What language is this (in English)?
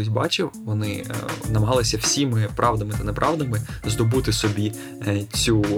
Ukrainian